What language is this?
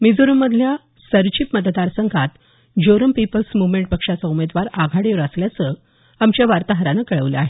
Marathi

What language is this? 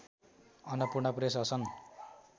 Nepali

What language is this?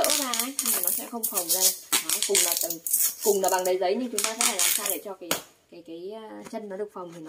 Vietnamese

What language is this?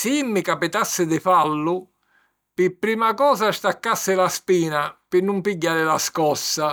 Sicilian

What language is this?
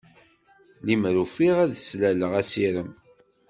Kabyle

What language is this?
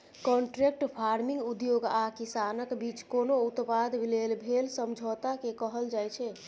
Maithili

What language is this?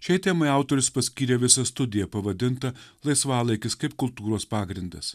Lithuanian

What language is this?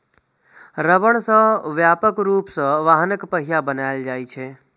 Maithili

